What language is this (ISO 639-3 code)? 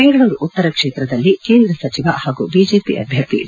kan